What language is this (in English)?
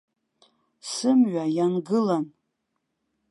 Abkhazian